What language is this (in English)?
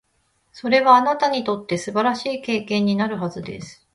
Japanese